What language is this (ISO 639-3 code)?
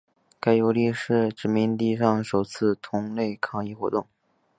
zho